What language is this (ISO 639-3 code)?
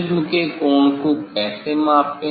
hin